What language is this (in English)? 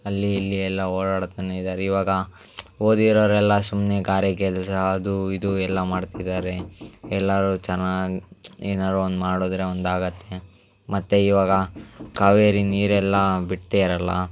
Kannada